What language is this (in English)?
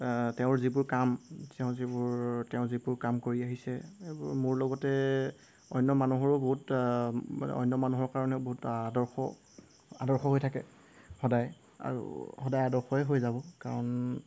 Assamese